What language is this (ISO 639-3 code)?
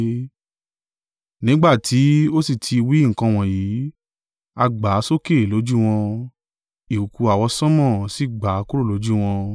yor